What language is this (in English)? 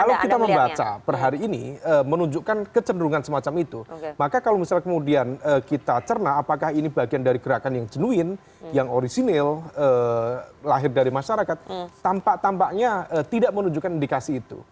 Indonesian